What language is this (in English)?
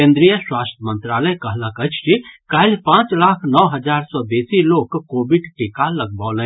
Maithili